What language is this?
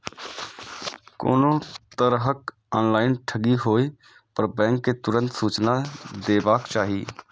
Maithili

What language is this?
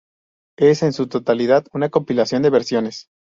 Spanish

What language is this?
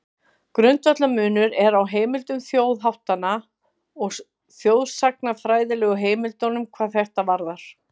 Icelandic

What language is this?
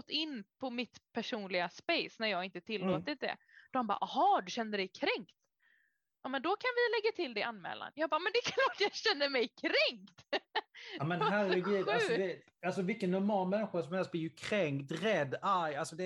Swedish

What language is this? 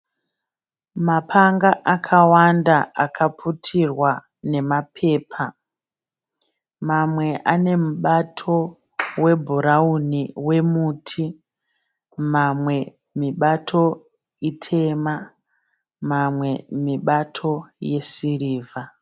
Shona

